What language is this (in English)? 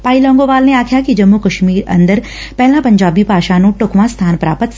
Punjabi